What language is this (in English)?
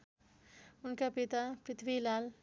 Nepali